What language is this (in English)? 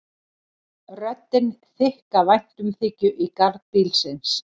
Icelandic